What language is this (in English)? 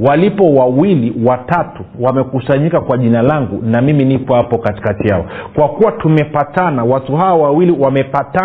Swahili